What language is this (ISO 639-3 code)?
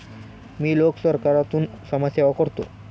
mar